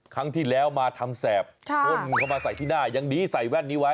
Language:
Thai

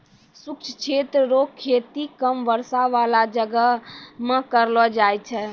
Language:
Maithili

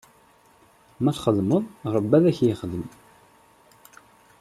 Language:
Kabyle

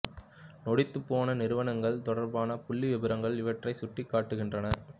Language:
Tamil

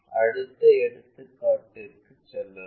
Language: Tamil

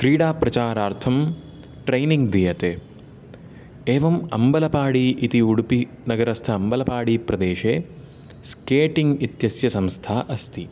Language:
Sanskrit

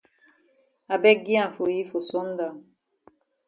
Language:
Cameroon Pidgin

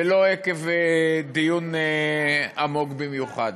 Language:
Hebrew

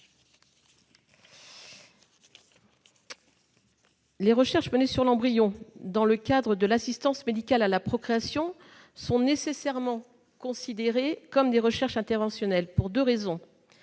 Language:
French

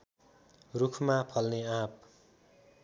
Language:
Nepali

